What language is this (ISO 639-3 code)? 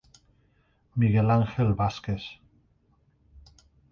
spa